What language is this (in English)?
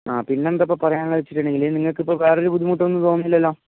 Malayalam